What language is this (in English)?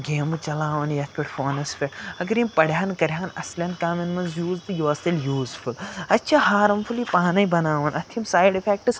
Kashmiri